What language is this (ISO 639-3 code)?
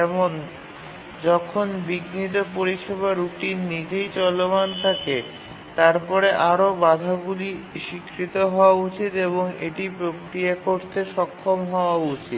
ben